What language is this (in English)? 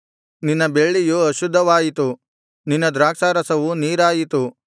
Kannada